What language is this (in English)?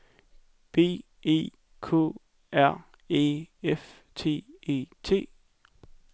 Danish